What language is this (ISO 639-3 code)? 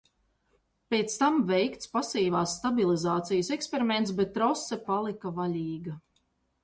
lav